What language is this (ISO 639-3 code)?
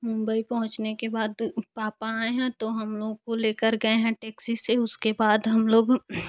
hin